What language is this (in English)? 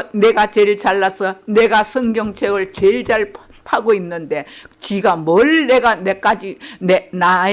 Korean